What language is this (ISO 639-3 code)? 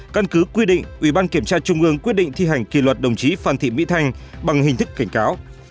vie